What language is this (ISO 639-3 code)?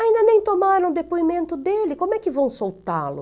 por